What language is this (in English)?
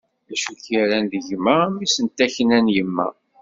Kabyle